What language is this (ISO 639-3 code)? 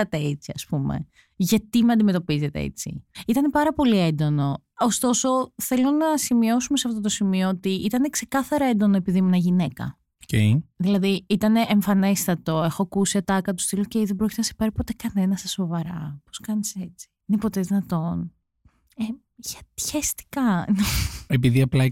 ell